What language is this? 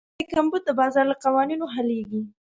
Pashto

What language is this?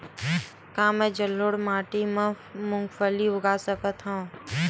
Chhattisgarhi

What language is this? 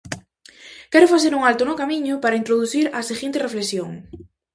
Galician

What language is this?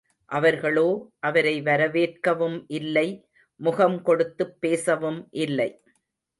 Tamil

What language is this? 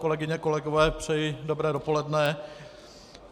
Czech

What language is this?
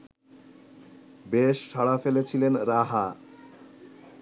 Bangla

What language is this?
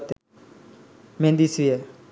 Sinhala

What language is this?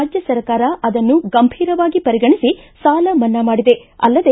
Kannada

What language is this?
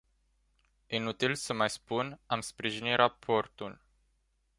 Romanian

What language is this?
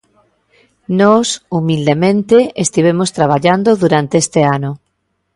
Galician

